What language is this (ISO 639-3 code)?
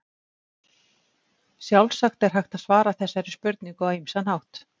isl